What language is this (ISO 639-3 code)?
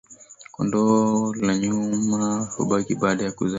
swa